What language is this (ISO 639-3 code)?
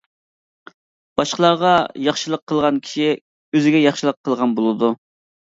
uig